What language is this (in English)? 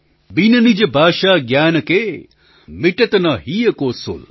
Gujarati